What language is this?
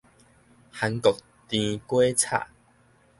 Min Nan Chinese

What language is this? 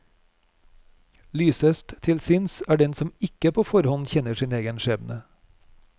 Norwegian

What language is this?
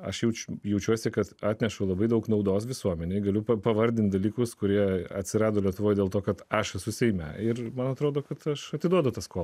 Lithuanian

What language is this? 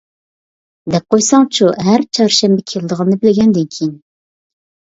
Uyghur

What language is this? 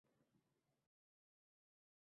Uzbek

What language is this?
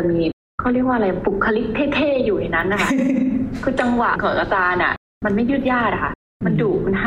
Thai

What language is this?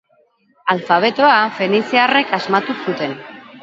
Basque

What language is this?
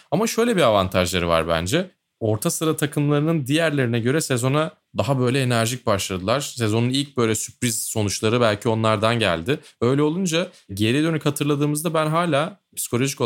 Turkish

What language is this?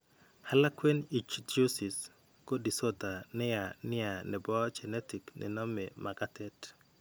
Kalenjin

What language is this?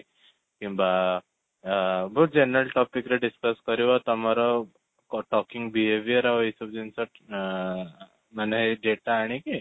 Odia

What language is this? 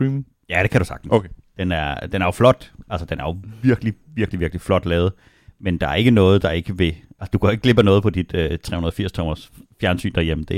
Danish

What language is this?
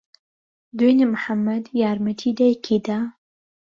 Central Kurdish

